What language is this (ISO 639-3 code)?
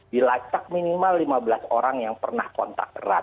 ind